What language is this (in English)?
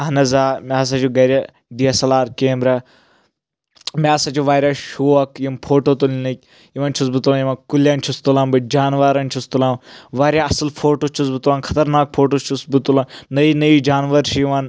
Kashmiri